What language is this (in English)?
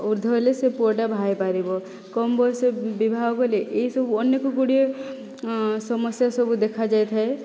Odia